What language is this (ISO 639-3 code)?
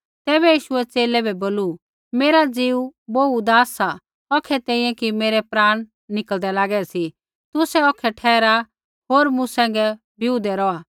kfx